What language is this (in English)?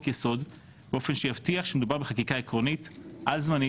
Hebrew